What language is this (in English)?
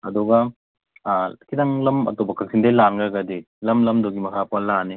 Manipuri